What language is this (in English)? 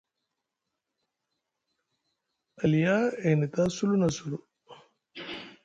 Musgu